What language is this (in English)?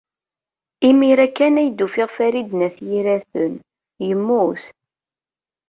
Kabyle